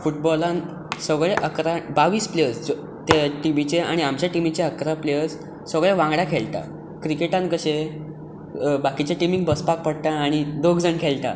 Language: Konkani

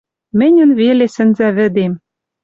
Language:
Western Mari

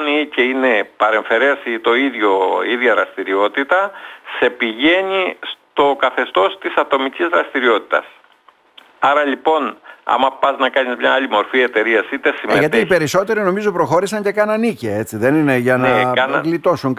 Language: Greek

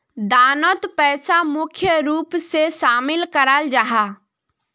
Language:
Magahi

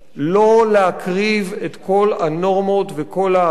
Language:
Hebrew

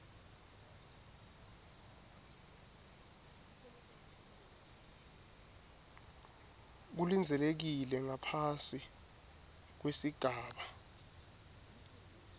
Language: Swati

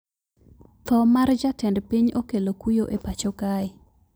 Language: Luo (Kenya and Tanzania)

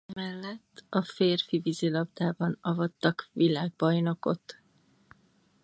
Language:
Hungarian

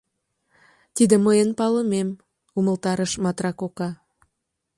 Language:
Mari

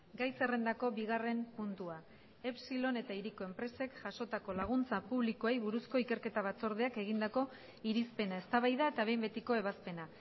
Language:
Basque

